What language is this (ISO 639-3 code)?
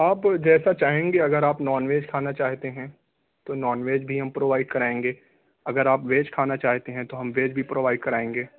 urd